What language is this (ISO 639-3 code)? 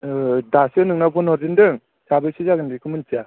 brx